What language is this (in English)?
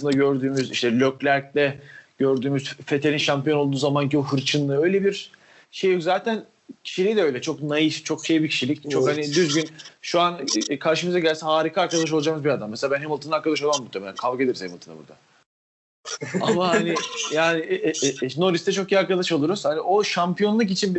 Turkish